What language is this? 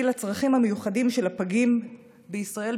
Hebrew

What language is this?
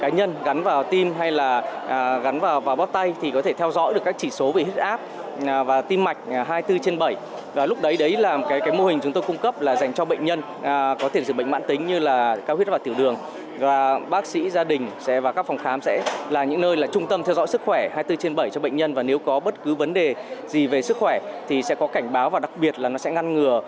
Vietnamese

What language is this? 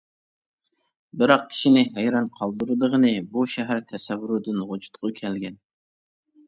Uyghur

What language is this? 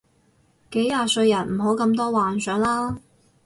Cantonese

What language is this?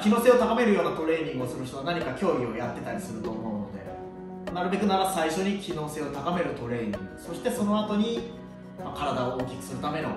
Japanese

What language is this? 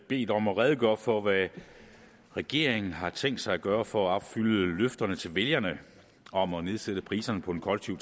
Danish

